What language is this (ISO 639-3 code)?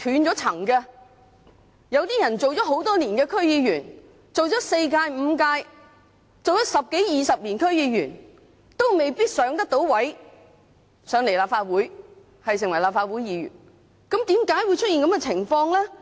yue